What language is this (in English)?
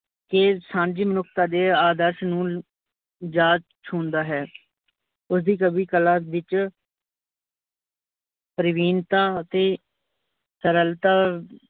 Punjabi